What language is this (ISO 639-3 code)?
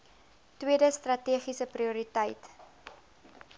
afr